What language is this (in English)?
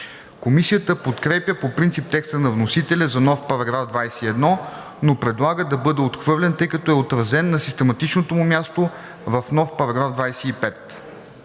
Bulgarian